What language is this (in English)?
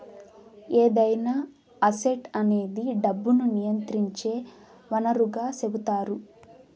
Telugu